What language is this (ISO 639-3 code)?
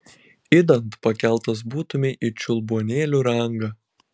lit